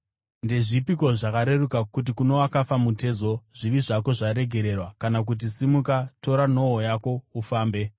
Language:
Shona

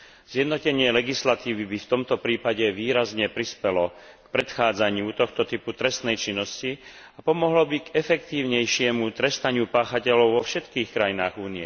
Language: Slovak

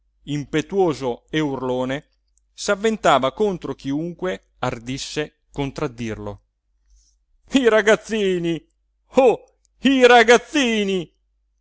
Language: Italian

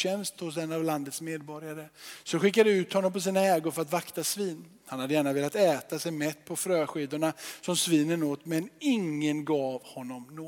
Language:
Swedish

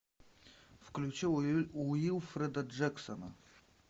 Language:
Russian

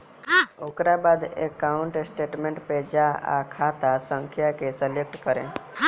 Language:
Bhojpuri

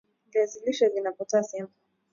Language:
Swahili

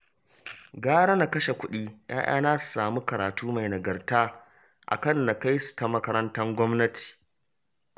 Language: Hausa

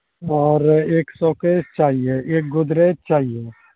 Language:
Urdu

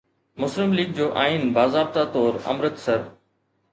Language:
Sindhi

